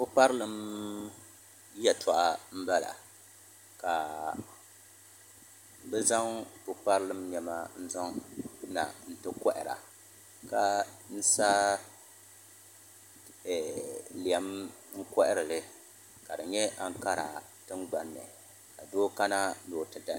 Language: Dagbani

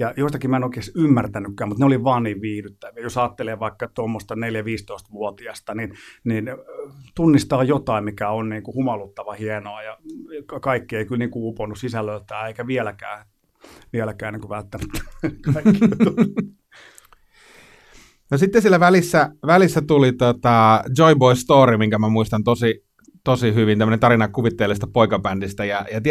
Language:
Finnish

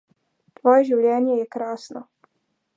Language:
Slovenian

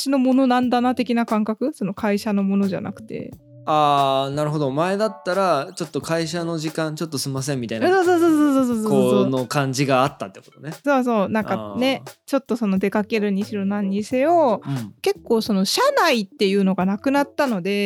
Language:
Japanese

